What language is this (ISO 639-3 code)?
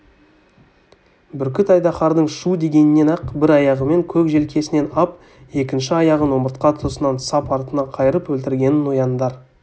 kaz